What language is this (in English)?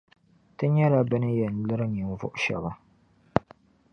Dagbani